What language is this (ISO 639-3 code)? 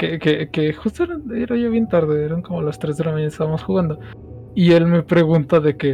spa